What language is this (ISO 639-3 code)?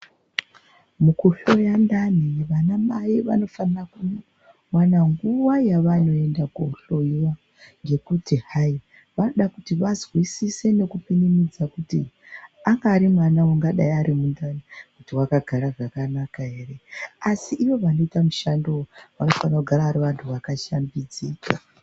ndc